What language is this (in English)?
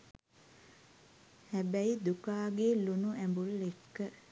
Sinhala